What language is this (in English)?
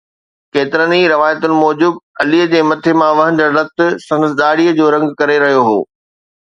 Sindhi